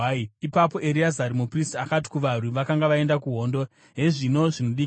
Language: Shona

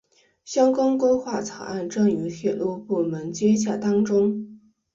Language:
Chinese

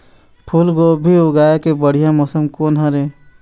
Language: Chhattisgarhi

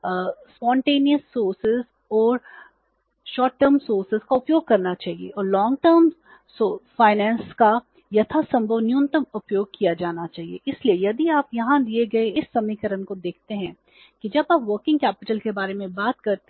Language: Hindi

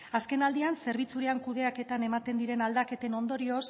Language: Basque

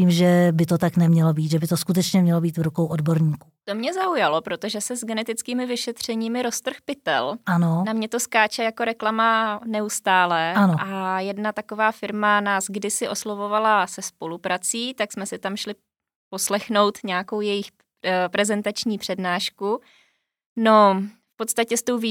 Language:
Czech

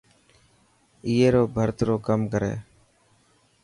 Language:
Dhatki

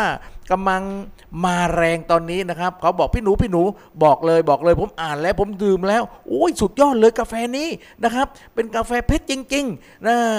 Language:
Thai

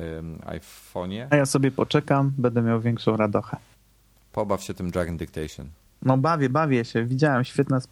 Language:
Polish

